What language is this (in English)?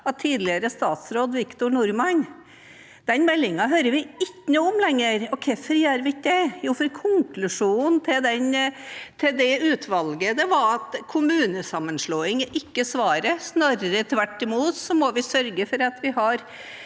Norwegian